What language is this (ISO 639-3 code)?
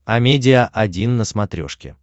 rus